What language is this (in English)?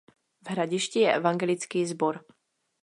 Czech